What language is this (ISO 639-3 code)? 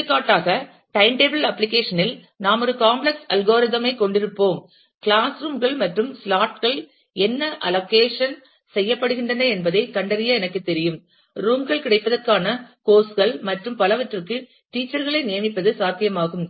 tam